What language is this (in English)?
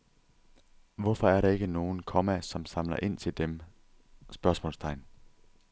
Danish